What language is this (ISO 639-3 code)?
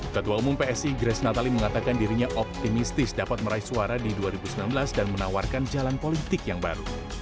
ind